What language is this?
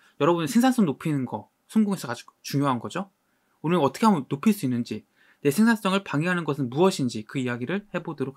Korean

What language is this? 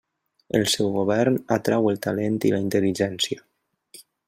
Catalan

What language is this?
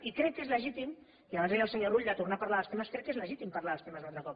Catalan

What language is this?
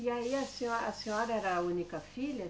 Portuguese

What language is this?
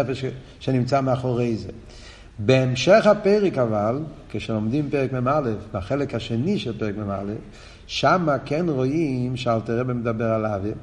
Hebrew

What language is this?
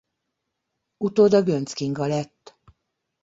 Hungarian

